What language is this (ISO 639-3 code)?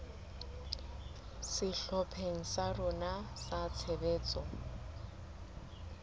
sot